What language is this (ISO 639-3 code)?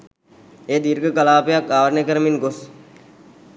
sin